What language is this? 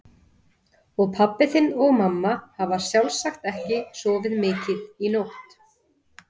Icelandic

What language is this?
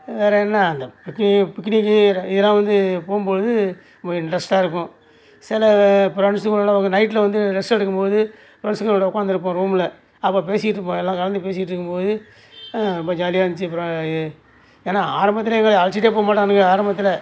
Tamil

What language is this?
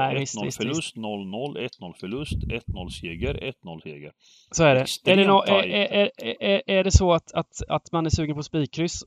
Swedish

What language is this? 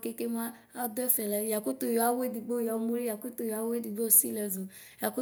Ikposo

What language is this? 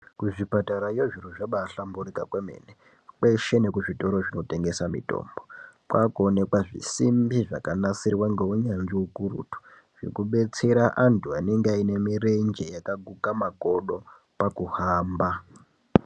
Ndau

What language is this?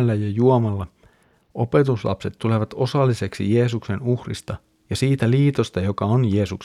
Finnish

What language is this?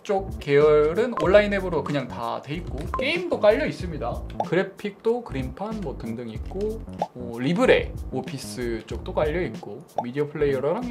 Korean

